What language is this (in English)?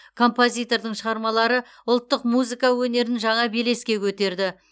Kazakh